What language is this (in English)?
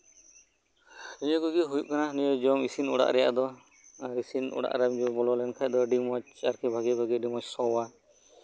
Santali